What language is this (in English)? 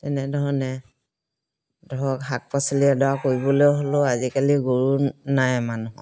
Assamese